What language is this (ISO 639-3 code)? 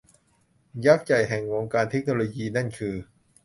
tha